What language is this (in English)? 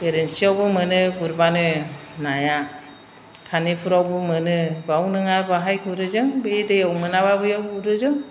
Bodo